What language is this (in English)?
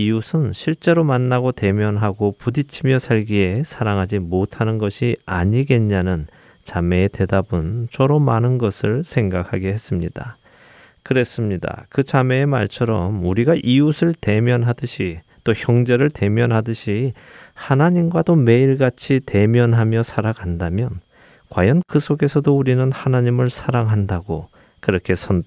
Korean